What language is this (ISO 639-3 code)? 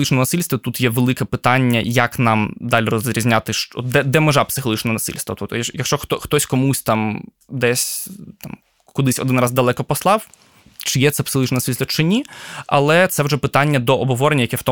ukr